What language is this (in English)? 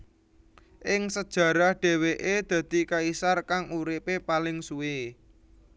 Javanese